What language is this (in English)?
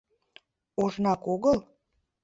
Mari